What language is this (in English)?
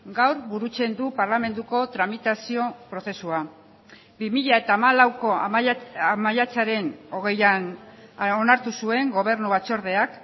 Basque